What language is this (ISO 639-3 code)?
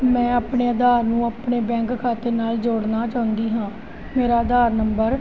pan